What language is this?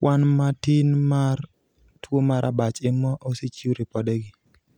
Luo (Kenya and Tanzania)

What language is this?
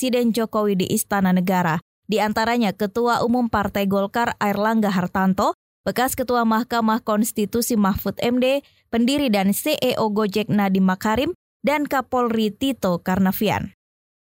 Indonesian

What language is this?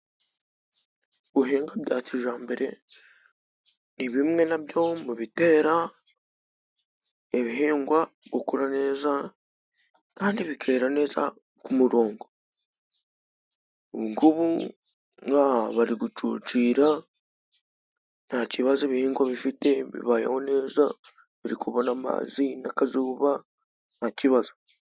Kinyarwanda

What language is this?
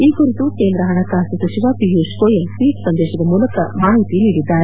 Kannada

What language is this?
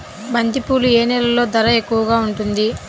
Telugu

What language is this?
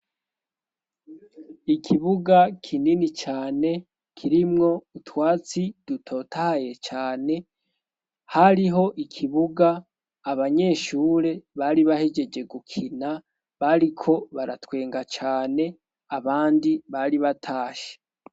Rundi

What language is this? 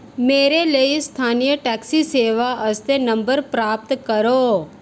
Dogri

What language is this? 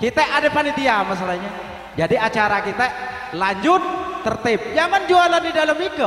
Indonesian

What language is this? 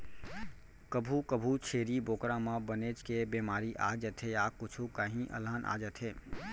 Chhattisgarhi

